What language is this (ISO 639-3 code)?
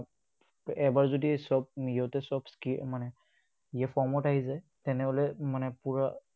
asm